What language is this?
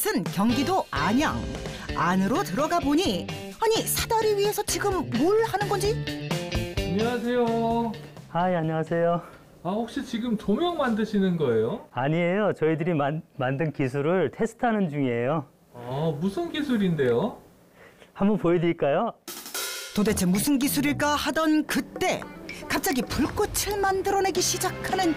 Korean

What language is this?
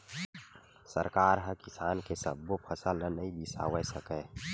Chhattisgarhi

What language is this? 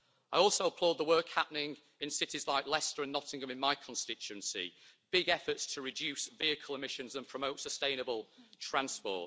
English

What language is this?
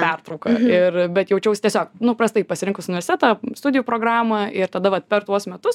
Lithuanian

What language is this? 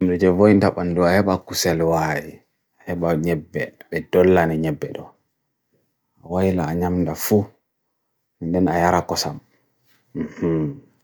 Bagirmi Fulfulde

